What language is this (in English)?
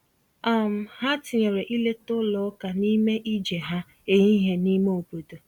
Igbo